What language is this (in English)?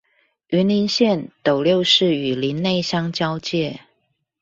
Chinese